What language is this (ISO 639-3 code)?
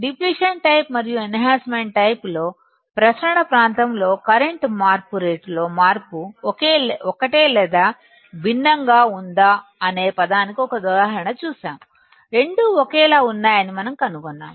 tel